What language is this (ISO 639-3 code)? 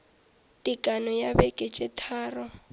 nso